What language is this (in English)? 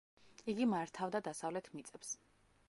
Georgian